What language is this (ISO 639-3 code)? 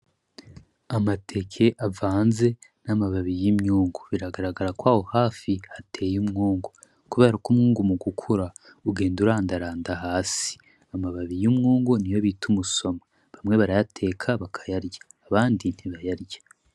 run